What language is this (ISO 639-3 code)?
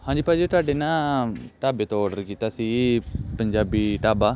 pan